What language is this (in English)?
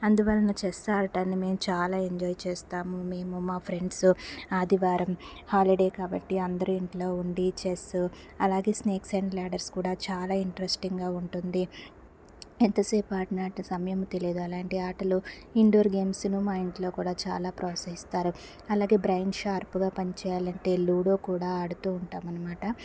Telugu